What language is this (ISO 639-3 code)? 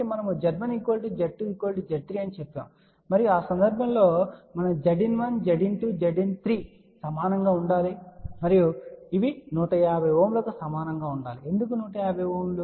tel